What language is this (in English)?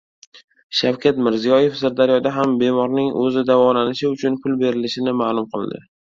Uzbek